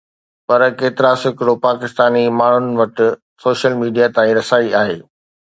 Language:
Sindhi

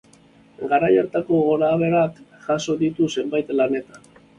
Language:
Basque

